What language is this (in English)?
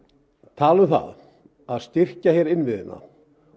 Icelandic